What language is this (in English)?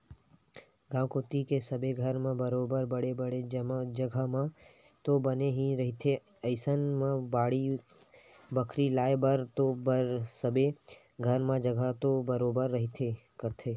Chhattisgarhi